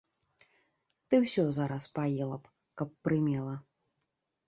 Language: Belarusian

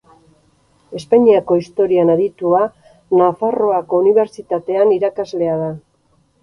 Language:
Basque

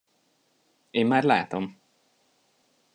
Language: Hungarian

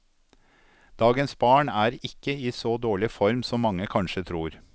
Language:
Norwegian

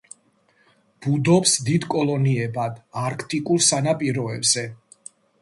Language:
Georgian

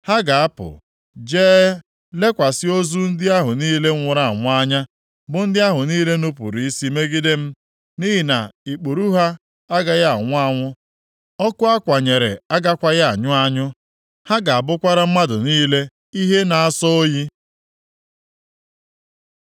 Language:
Igbo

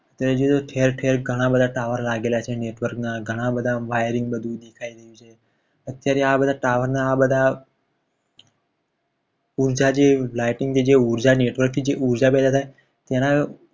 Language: Gujarati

